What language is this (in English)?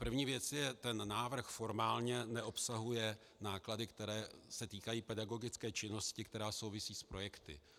Czech